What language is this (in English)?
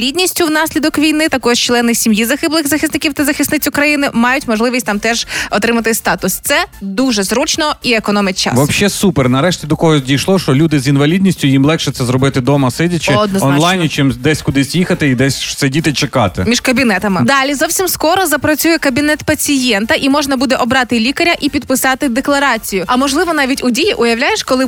Ukrainian